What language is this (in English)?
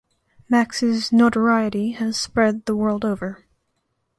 English